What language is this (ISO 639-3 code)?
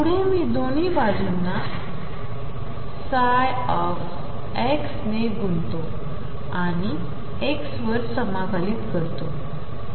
mar